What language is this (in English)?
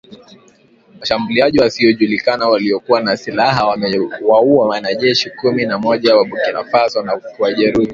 Swahili